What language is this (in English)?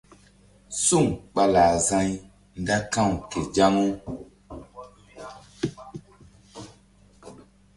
Mbum